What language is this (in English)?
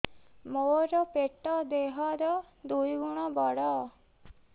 Odia